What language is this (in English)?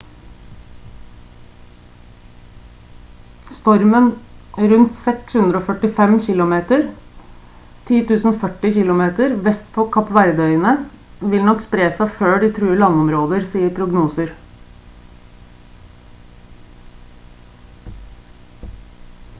Norwegian Bokmål